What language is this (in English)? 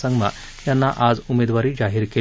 Marathi